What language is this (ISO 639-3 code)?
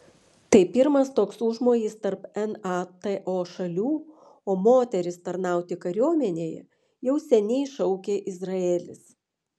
lit